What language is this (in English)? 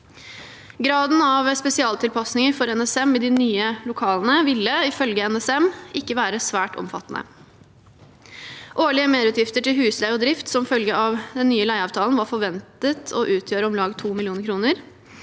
Norwegian